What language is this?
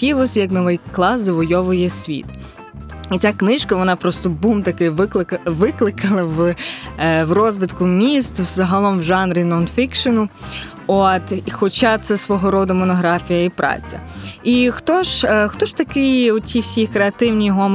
Ukrainian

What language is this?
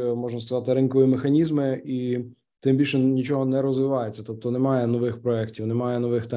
Ukrainian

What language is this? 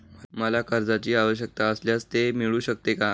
Marathi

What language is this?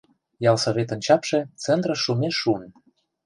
Mari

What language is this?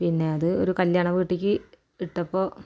Malayalam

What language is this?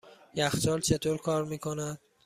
Persian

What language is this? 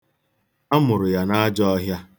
Igbo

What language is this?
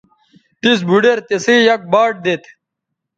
Bateri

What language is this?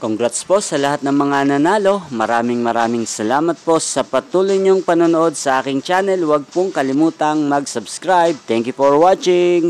Filipino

